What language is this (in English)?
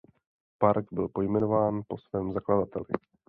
Czech